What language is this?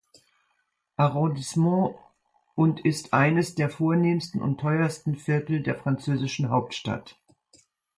German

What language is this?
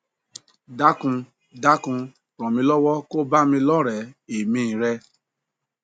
Yoruba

